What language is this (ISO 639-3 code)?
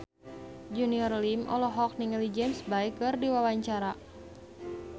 sun